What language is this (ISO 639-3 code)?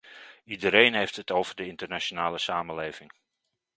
nld